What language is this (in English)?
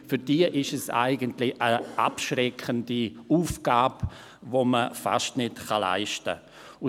Swiss German